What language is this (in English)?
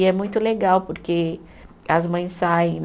Portuguese